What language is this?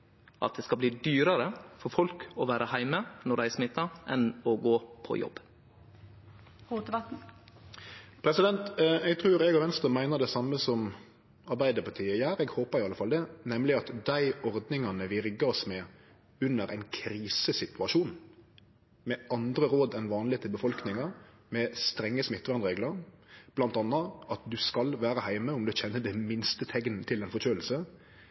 Norwegian Nynorsk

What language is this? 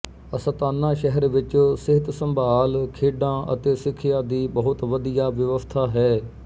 Punjabi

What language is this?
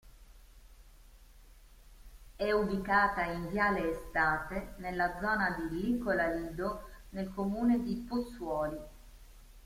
Italian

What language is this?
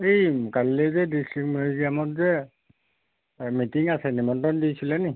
Assamese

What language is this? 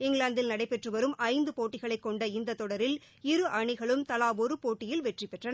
Tamil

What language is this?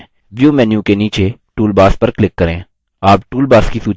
Hindi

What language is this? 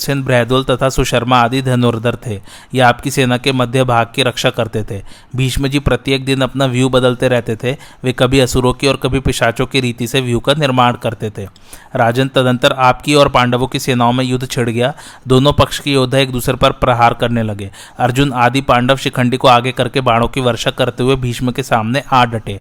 Hindi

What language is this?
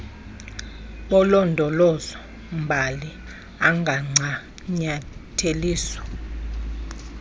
Xhosa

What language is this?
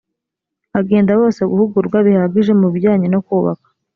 Kinyarwanda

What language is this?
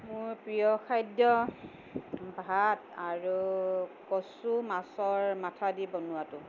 Assamese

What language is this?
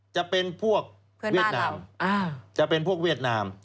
Thai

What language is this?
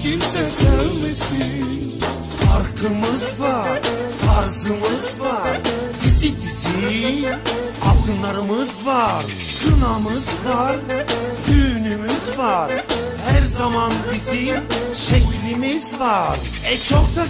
Bulgarian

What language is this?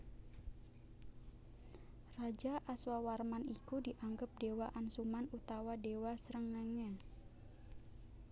Javanese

